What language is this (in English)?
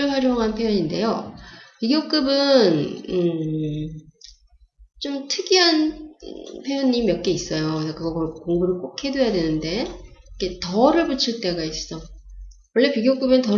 Korean